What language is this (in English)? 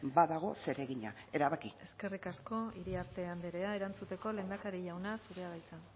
Basque